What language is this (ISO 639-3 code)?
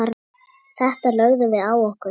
isl